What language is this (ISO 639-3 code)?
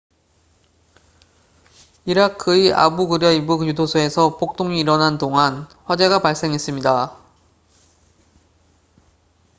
kor